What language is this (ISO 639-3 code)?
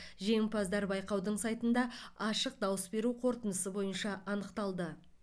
kaz